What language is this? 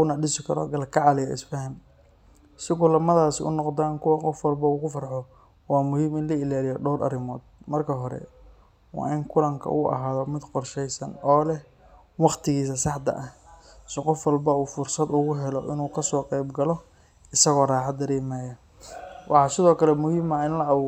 Somali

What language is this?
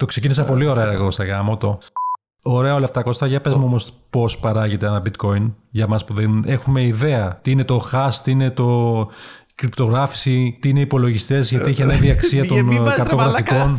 Greek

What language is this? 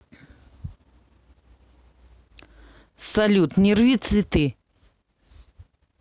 Russian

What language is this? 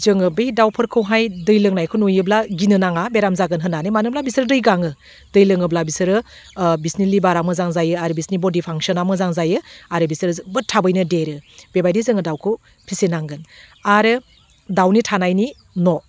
Bodo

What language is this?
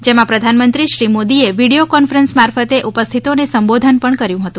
Gujarati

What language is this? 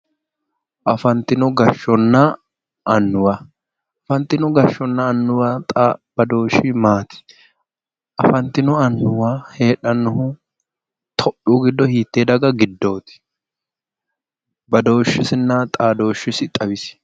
Sidamo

